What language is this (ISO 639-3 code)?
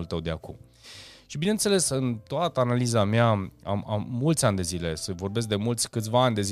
ron